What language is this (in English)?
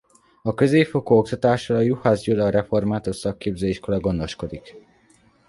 Hungarian